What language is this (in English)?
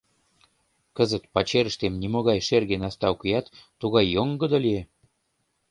Mari